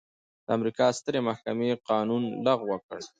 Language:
Pashto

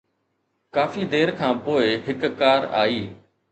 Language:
Sindhi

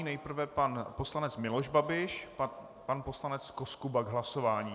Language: Czech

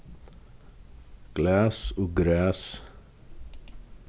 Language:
Faroese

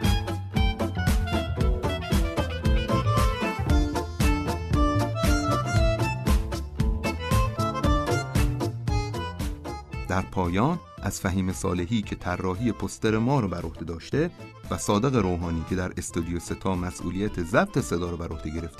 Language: Persian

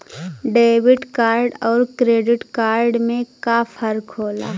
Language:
Bhojpuri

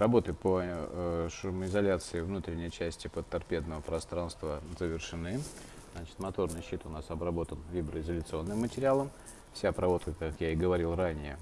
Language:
Russian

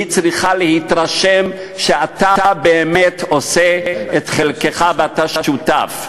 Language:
Hebrew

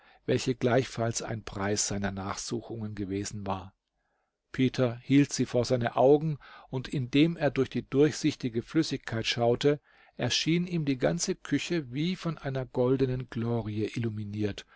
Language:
German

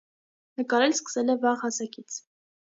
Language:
Armenian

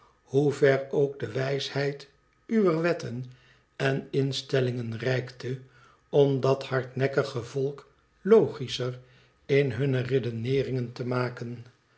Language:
Dutch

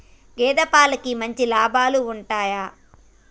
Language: Telugu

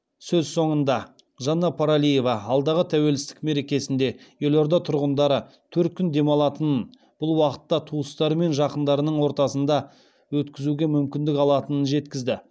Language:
Kazakh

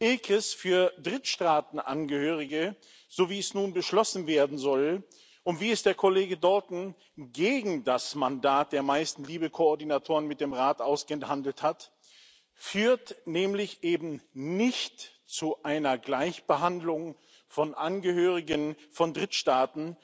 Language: German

